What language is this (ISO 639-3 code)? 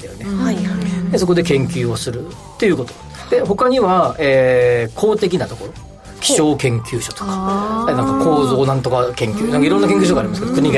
jpn